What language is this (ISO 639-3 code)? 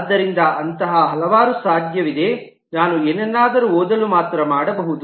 kan